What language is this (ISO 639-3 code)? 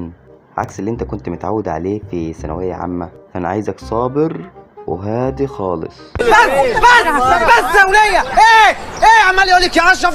ara